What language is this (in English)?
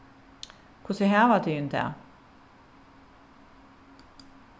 Faroese